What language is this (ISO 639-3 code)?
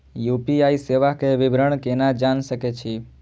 mai